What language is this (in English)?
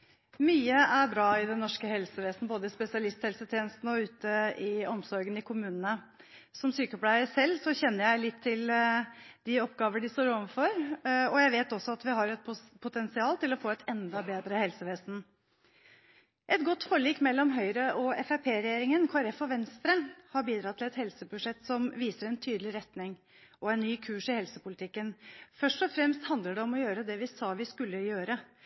Norwegian Bokmål